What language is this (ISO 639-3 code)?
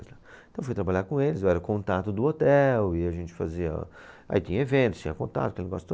por